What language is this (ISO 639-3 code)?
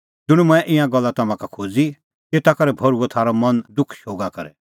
kfx